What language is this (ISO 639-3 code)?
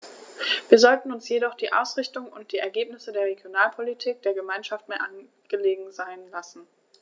deu